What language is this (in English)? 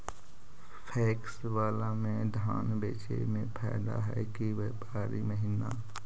Magahi